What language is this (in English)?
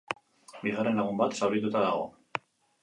Basque